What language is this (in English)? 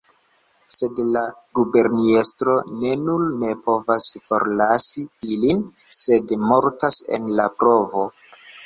Esperanto